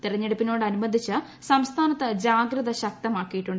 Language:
Malayalam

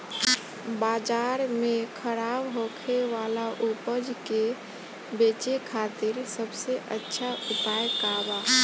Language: Bhojpuri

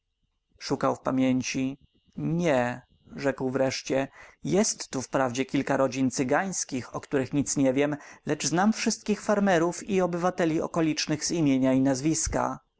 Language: Polish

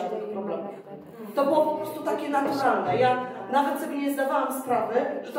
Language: Polish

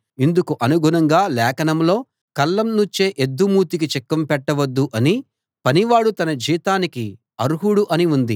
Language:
Telugu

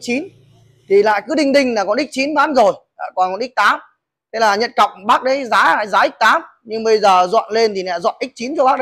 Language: Vietnamese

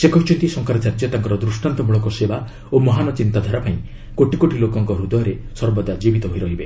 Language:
Odia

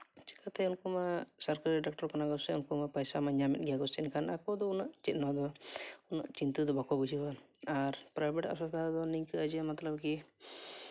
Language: Santali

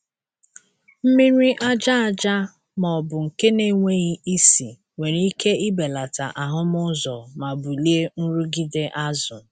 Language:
Igbo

